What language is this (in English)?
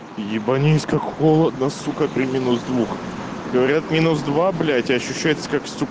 Russian